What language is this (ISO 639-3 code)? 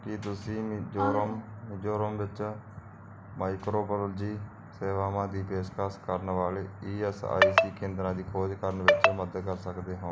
pan